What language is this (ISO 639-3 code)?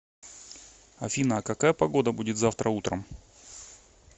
rus